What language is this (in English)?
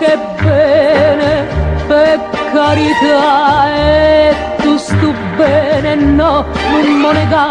Romanian